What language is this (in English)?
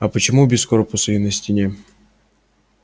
Russian